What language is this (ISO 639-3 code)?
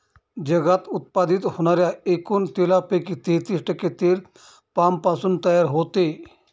mar